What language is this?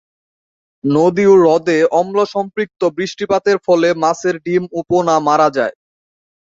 Bangla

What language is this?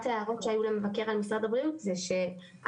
Hebrew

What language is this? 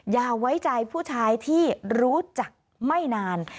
Thai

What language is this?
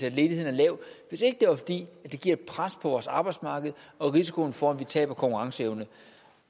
Danish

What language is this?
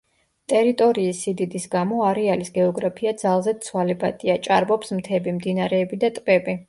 Georgian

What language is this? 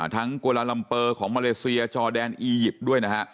Thai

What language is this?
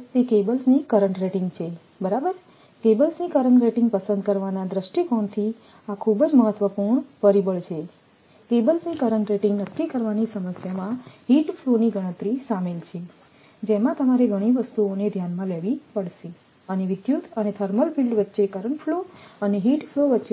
Gujarati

